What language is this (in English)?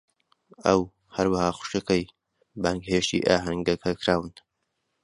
Central Kurdish